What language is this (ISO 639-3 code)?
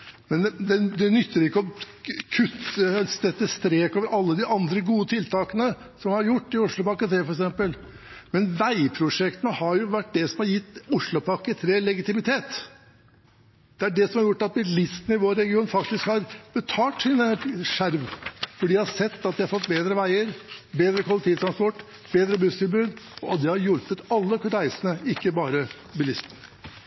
nob